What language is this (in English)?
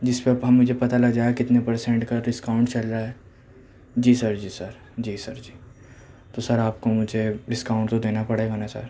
Urdu